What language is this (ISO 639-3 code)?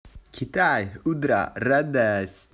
rus